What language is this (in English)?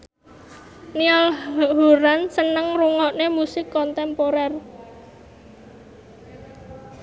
Javanese